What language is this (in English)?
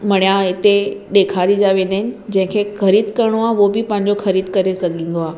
Sindhi